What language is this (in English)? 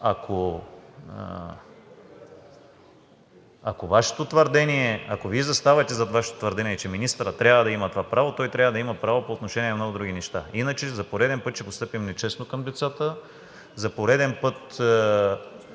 Bulgarian